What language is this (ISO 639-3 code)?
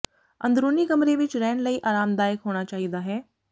pan